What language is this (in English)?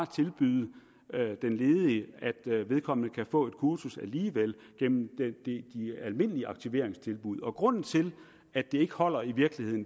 Danish